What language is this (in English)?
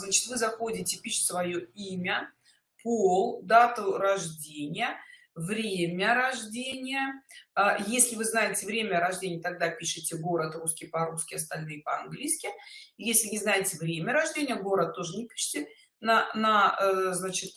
Russian